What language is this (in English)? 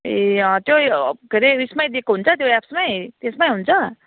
Nepali